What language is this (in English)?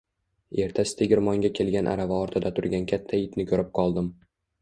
Uzbek